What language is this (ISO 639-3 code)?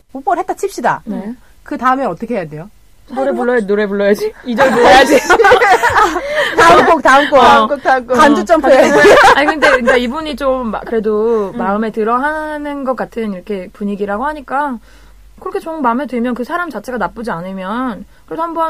kor